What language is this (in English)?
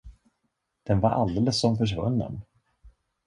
Swedish